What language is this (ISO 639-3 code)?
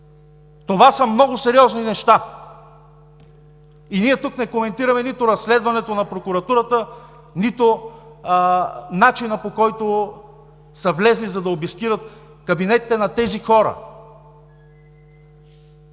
bul